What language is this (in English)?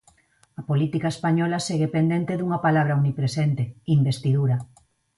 Galician